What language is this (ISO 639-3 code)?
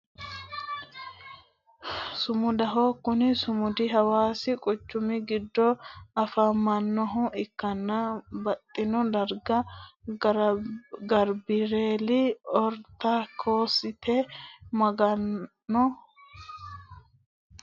sid